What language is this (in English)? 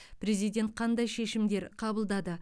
Kazakh